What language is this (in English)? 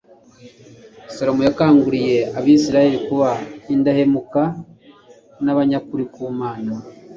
Kinyarwanda